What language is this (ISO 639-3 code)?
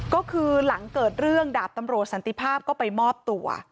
tha